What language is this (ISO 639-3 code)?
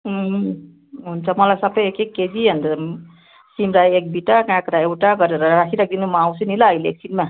nep